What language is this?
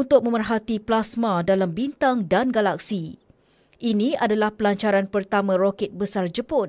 Malay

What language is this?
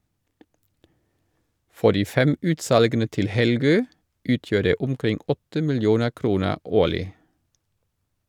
Norwegian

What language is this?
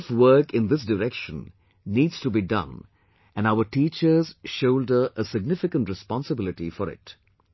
English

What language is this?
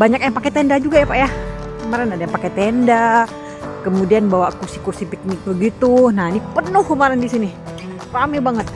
Indonesian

